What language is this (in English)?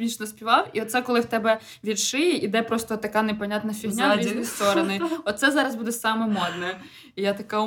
Ukrainian